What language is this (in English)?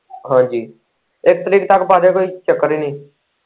Punjabi